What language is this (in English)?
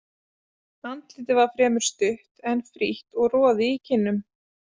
Icelandic